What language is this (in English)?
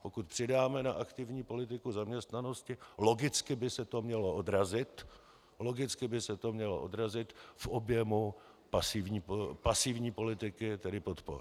Czech